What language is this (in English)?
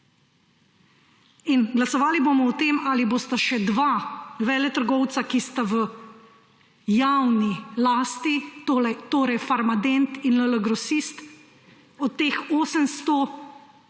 Slovenian